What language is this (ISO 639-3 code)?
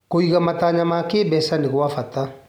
kik